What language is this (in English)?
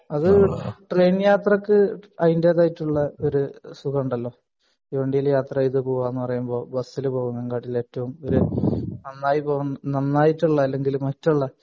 Malayalam